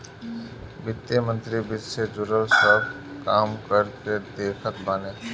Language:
Bhojpuri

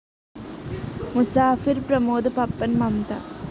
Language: Malayalam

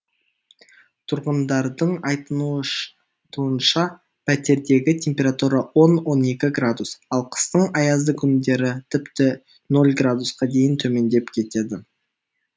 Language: Kazakh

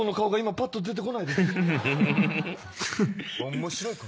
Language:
Japanese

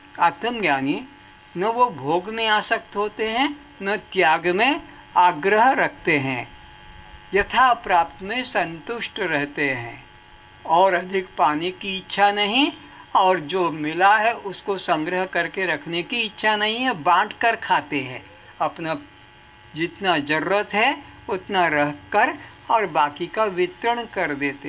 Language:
Hindi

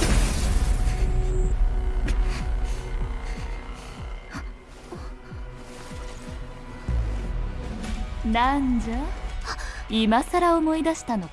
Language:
Japanese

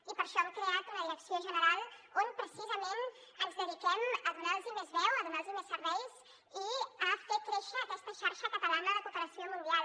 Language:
Catalan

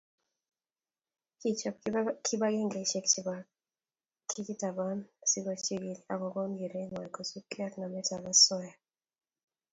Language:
Kalenjin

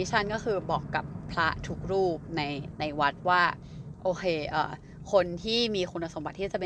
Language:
Thai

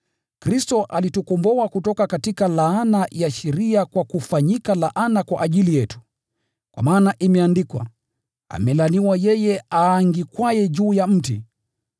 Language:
Swahili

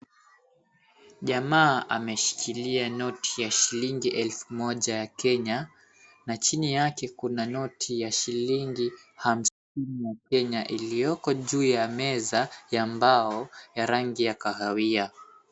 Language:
Swahili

